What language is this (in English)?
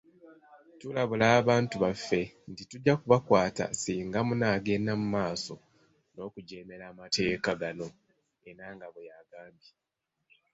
Ganda